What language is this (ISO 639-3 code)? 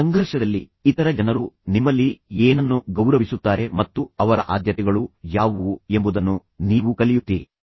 kan